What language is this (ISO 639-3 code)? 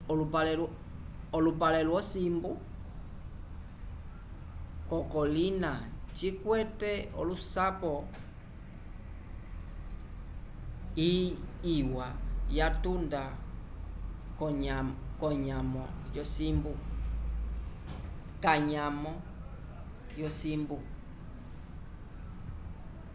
umb